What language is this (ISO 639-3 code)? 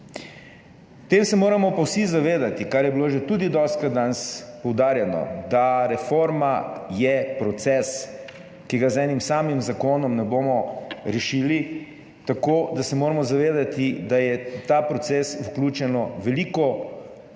slv